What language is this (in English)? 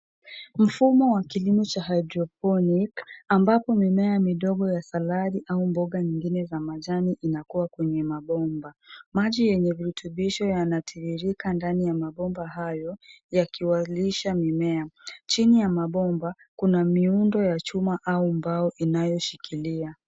Swahili